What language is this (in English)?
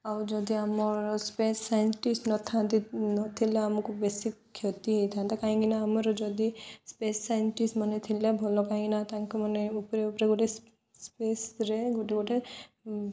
Odia